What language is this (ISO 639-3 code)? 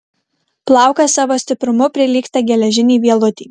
lit